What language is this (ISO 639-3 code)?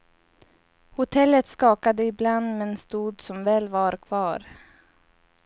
swe